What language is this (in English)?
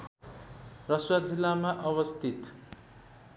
Nepali